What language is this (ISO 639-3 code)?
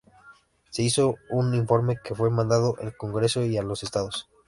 spa